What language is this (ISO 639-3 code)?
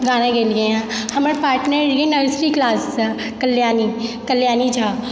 mai